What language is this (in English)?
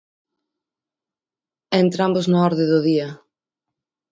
Galician